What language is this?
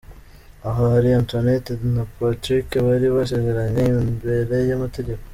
Kinyarwanda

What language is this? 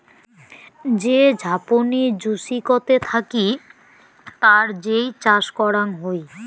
Bangla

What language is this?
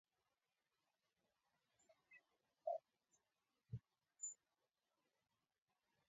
Kalenjin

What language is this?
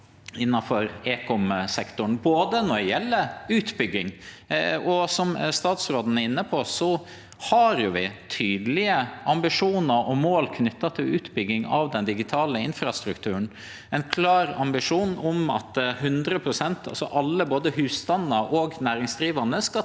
Norwegian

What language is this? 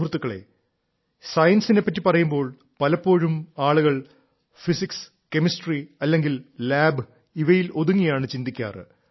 Malayalam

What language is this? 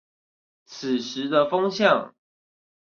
Chinese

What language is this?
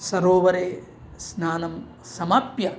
Sanskrit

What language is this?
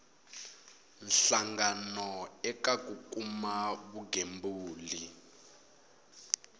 Tsonga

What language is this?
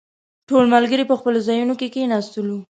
Pashto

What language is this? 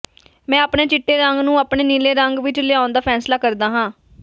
Punjabi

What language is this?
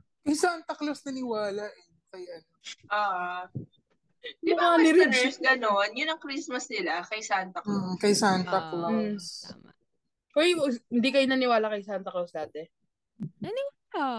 Filipino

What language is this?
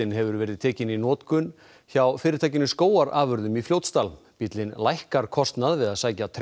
Icelandic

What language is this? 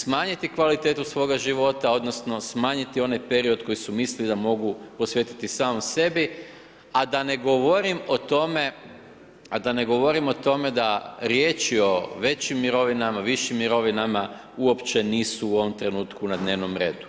Croatian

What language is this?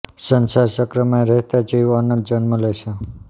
Gujarati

